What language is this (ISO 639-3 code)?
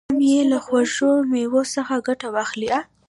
pus